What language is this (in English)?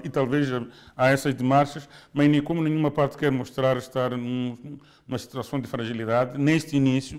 Portuguese